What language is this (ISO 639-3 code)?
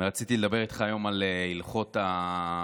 heb